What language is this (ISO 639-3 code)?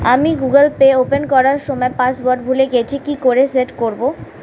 ben